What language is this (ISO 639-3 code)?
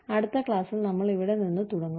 mal